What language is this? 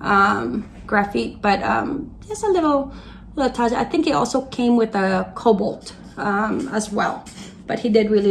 English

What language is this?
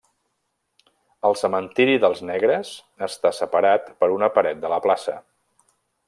Catalan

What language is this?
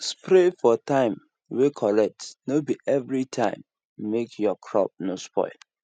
Nigerian Pidgin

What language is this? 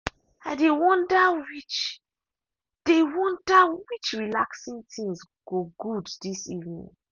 Nigerian Pidgin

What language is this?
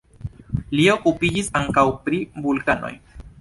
Esperanto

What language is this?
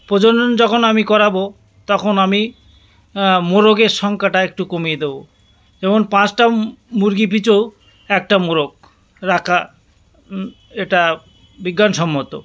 Bangla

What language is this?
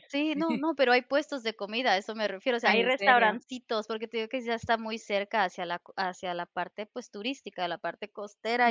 Spanish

